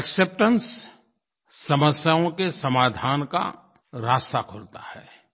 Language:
Hindi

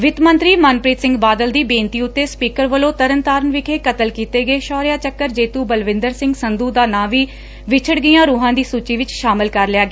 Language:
Punjabi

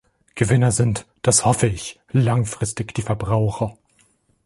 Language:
German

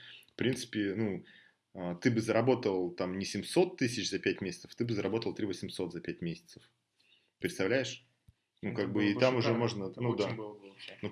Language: Russian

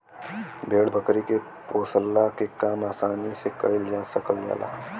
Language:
Bhojpuri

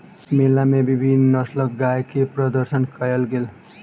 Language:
Maithili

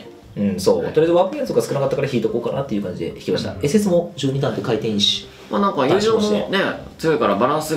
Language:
Japanese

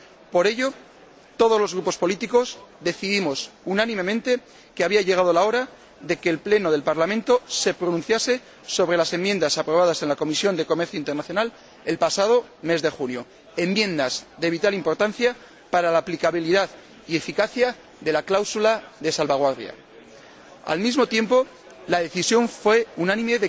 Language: Spanish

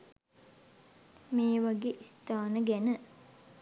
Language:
Sinhala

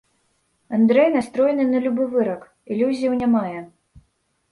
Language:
Belarusian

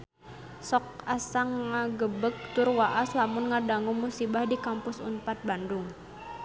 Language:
Sundanese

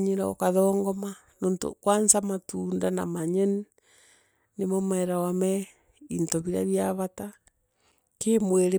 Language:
Meru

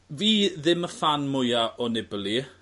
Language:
Welsh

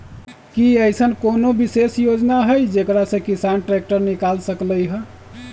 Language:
Magahi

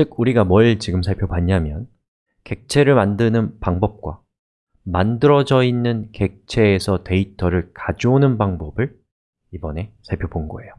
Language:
Korean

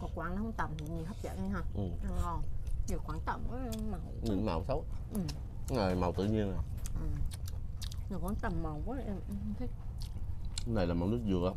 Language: Vietnamese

